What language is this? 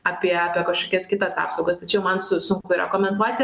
Lithuanian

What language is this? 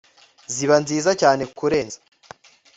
Kinyarwanda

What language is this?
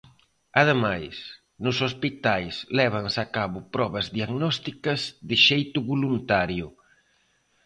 Galician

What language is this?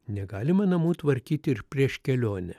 Lithuanian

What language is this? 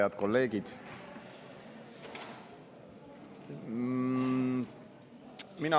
Estonian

